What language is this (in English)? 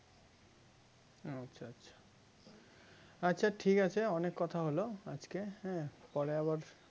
Bangla